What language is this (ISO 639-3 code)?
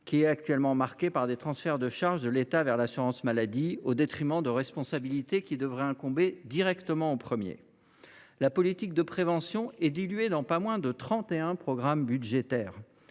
fra